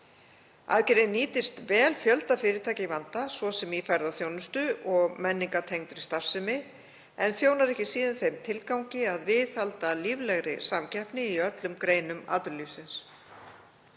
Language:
Icelandic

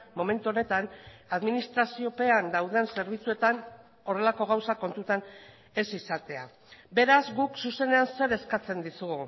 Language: Basque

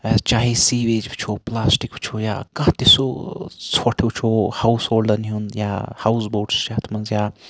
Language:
Kashmiri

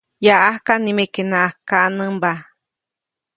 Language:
Copainalá Zoque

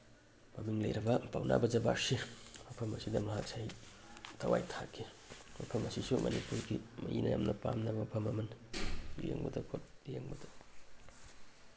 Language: Manipuri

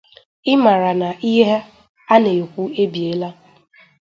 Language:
Igbo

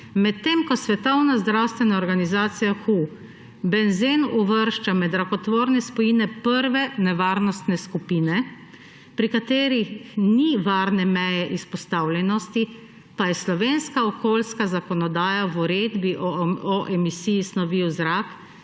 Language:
Slovenian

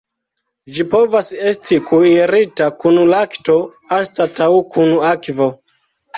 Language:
Esperanto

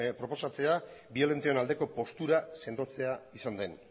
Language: Basque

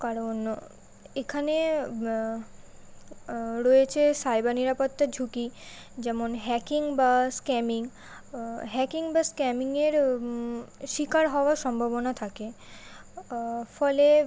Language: Bangla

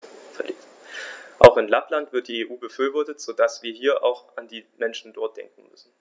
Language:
German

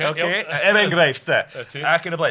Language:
Welsh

